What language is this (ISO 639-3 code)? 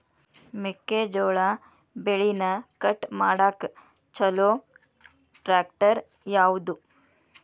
kan